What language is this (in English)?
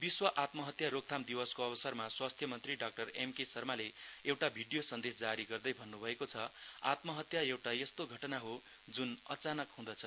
Nepali